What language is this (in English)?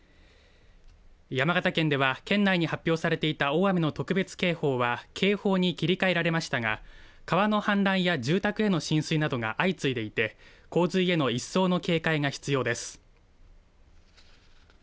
Japanese